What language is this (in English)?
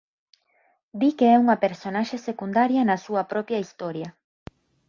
Galician